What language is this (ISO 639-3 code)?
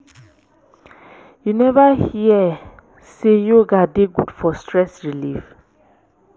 pcm